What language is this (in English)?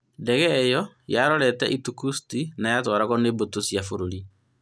Kikuyu